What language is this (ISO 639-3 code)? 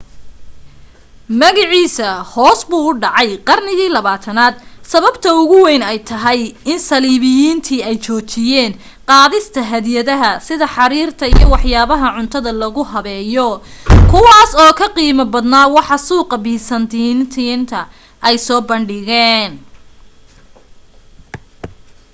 som